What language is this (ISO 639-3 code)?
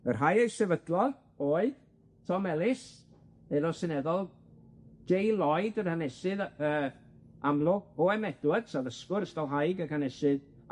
cym